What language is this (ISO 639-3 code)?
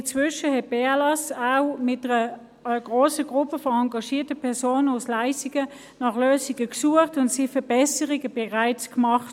gsw